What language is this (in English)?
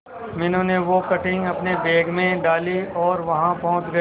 Hindi